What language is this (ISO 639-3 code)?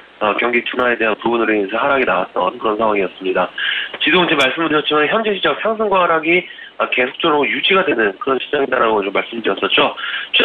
kor